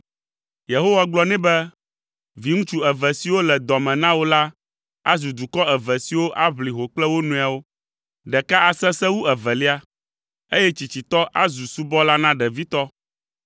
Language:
Ewe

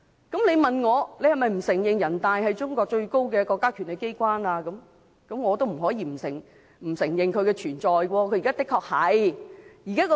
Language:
Cantonese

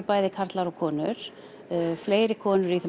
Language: Icelandic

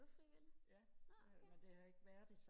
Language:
Danish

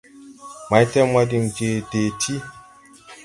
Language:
Tupuri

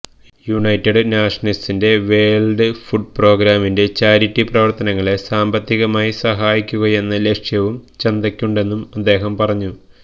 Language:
Malayalam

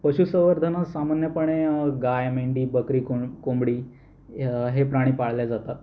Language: Marathi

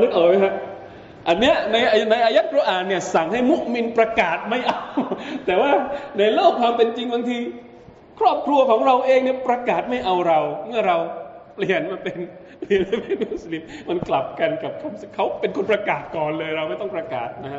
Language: Thai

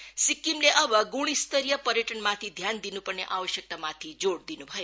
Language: Nepali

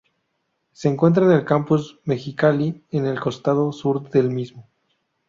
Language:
Spanish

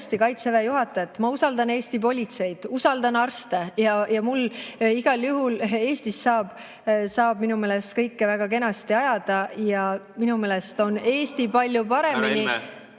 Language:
Estonian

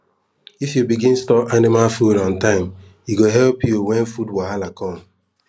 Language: Nigerian Pidgin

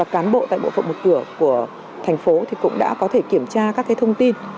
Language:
Vietnamese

